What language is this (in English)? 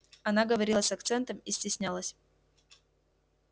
Russian